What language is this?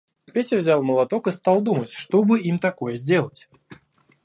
Russian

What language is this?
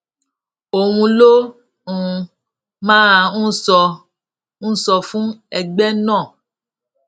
Yoruba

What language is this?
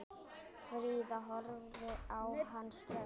Icelandic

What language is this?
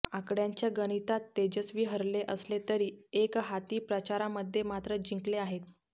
Marathi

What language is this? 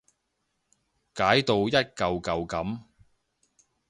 Cantonese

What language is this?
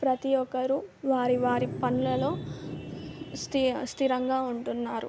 Telugu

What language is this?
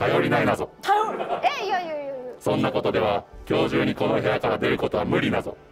Japanese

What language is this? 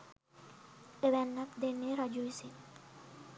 Sinhala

